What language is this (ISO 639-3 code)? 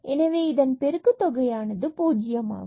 tam